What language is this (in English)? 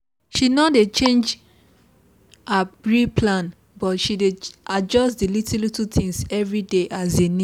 Nigerian Pidgin